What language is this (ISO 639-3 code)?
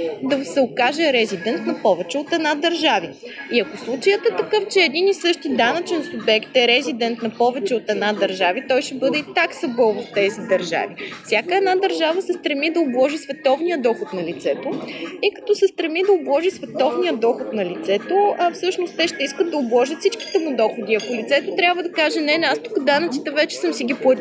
bul